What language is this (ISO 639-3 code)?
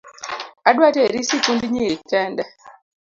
luo